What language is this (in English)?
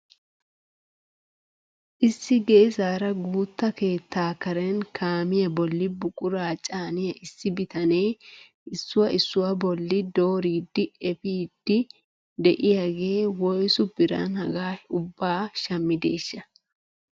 Wolaytta